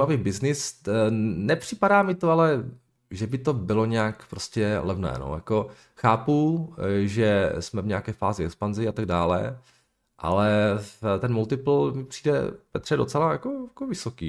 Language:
Czech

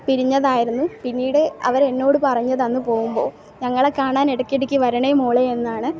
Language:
Malayalam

